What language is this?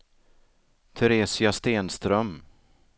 Swedish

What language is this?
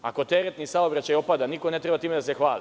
Serbian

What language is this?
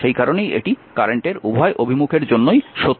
Bangla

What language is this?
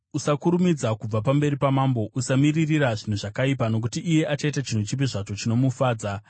Shona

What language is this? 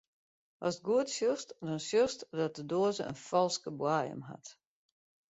Western Frisian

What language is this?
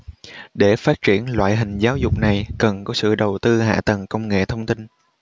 Vietnamese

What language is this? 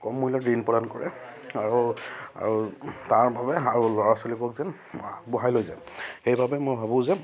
Assamese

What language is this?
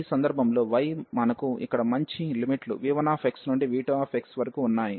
Telugu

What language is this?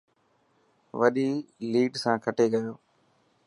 Dhatki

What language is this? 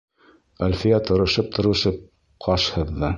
Bashkir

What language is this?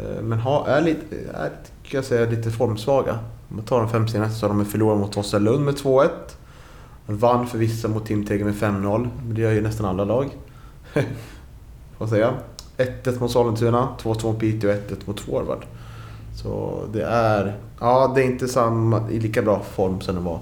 Swedish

